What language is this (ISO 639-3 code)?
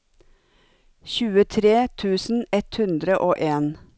nor